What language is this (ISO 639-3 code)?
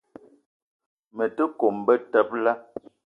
eto